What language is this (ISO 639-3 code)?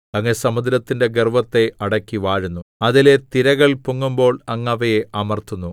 mal